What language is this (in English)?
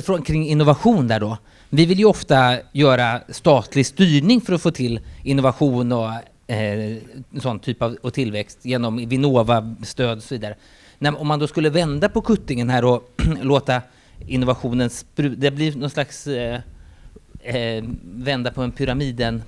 Swedish